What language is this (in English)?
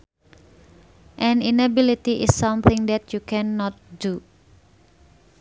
Sundanese